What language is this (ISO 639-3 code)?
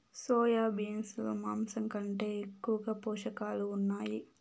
tel